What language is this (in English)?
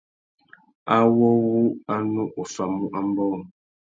Tuki